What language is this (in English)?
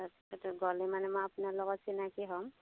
Assamese